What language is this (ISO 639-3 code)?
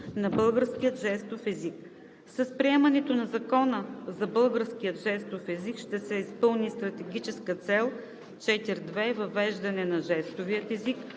bul